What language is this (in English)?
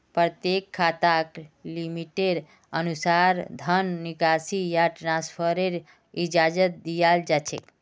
Magahi